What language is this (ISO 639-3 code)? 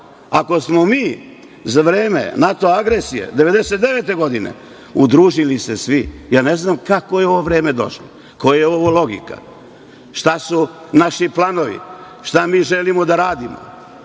srp